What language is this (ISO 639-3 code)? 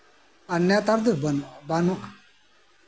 sat